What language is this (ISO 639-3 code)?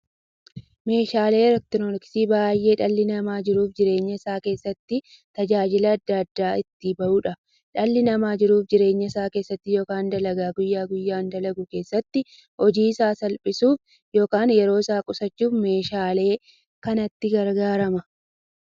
orm